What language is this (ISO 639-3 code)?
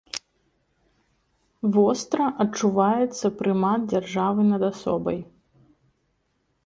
bel